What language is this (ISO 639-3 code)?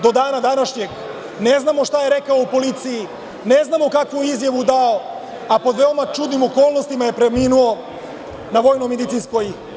srp